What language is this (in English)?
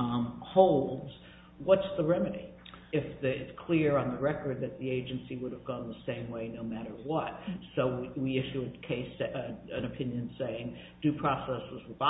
English